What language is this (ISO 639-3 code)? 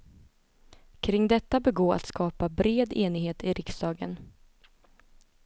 swe